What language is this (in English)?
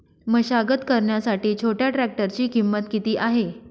Marathi